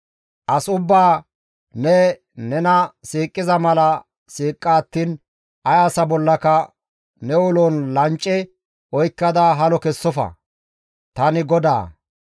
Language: Gamo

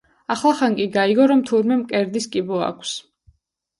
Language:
Georgian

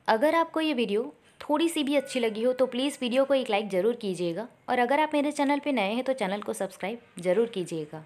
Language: Hindi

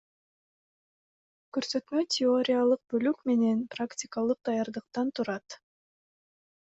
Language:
Kyrgyz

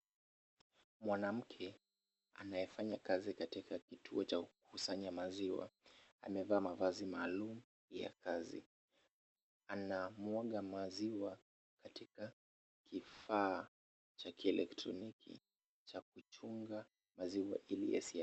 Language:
Swahili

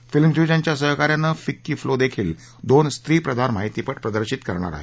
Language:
Marathi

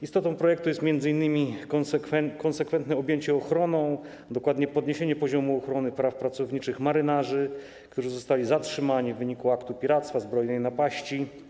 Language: Polish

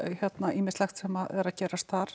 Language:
Icelandic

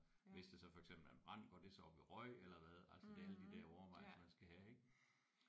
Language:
Danish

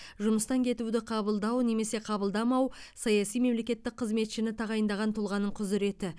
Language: Kazakh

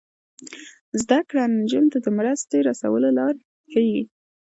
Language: Pashto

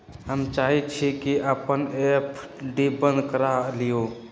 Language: Magahi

